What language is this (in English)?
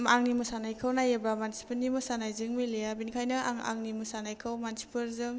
Bodo